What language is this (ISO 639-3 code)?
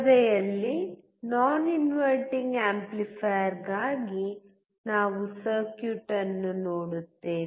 kan